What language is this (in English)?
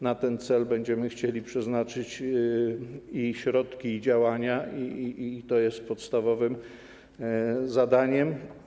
Polish